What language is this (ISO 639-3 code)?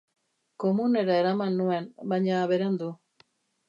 eus